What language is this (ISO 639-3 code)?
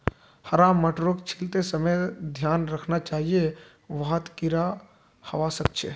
mag